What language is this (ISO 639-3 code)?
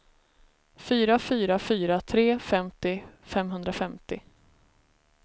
swe